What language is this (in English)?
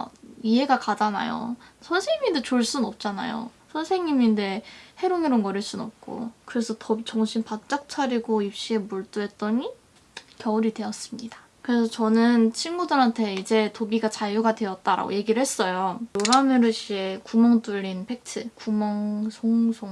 Korean